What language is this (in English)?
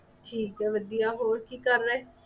Punjabi